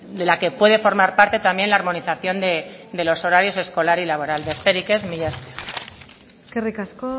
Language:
Spanish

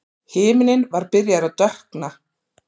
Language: Icelandic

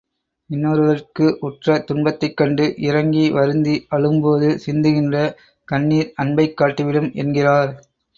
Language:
Tamil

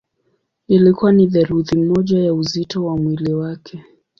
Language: Swahili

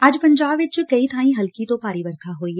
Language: Punjabi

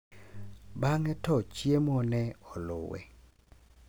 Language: Luo (Kenya and Tanzania)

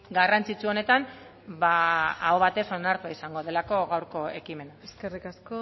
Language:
Basque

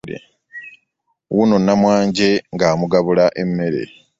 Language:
Ganda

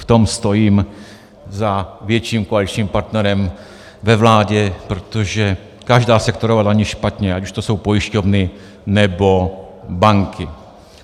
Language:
Czech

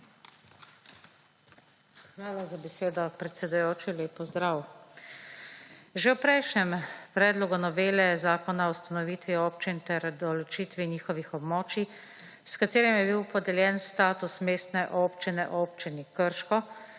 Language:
Slovenian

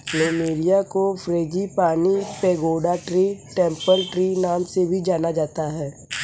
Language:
Hindi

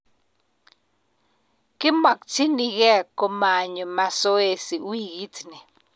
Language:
Kalenjin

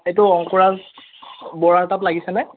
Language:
Assamese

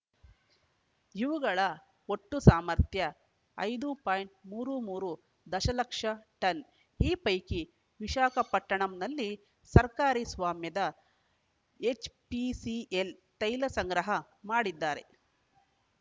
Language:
Kannada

